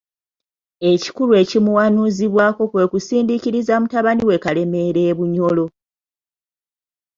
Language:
Ganda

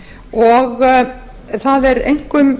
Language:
Icelandic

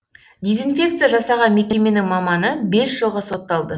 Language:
Kazakh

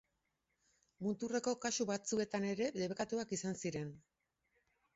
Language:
Basque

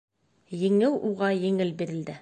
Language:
Bashkir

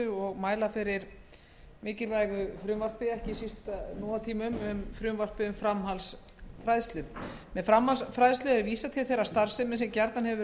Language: Icelandic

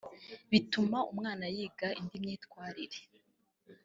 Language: Kinyarwanda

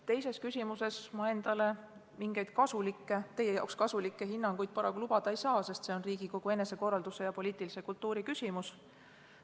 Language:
Estonian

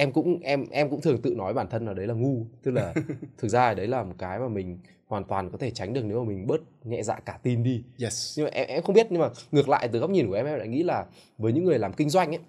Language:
Vietnamese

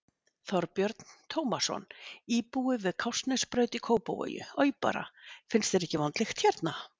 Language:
Icelandic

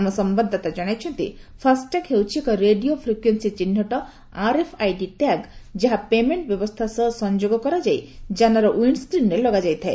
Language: Odia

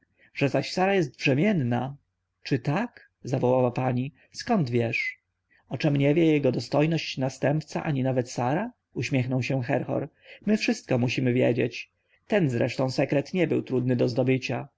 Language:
Polish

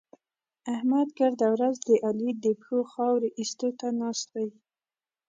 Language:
Pashto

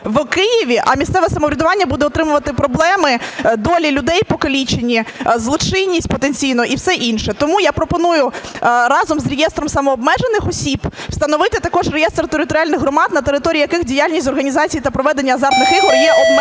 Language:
Ukrainian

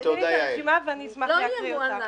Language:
Hebrew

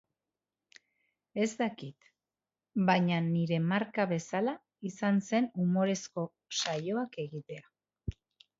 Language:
Basque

